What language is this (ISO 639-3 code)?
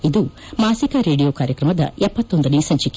kan